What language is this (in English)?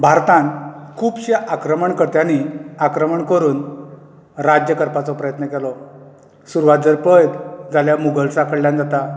Konkani